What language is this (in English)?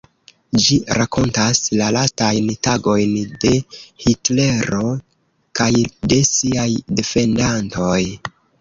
Esperanto